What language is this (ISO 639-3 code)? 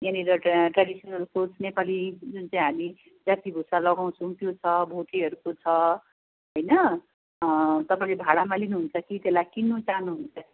nep